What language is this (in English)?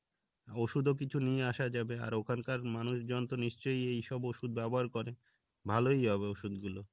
Bangla